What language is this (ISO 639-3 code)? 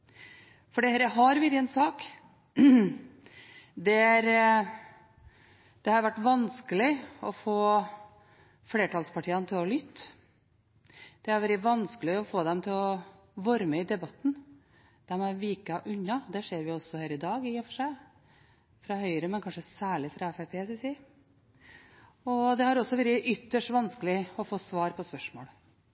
nob